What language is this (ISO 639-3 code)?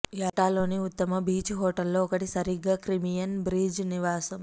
tel